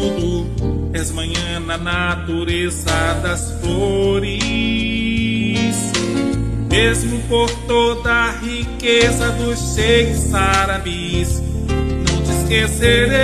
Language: Portuguese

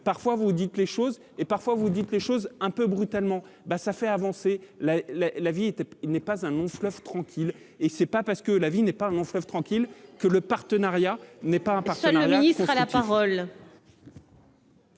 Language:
French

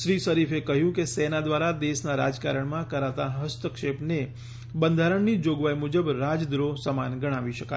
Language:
Gujarati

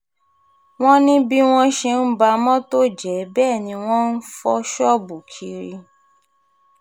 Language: Yoruba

